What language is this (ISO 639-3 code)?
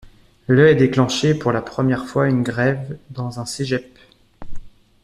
fra